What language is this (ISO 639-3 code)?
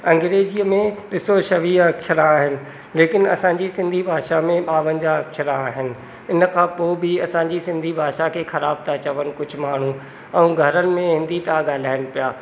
snd